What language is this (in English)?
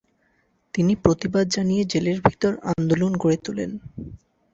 Bangla